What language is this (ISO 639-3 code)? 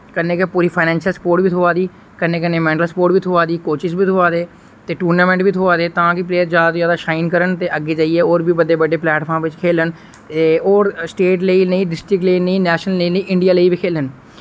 doi